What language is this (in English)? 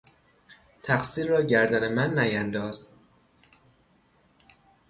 Persian